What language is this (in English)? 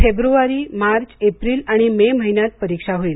Marathi